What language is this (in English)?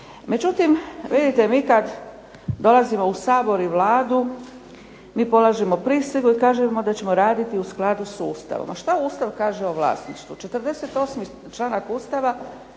Croatian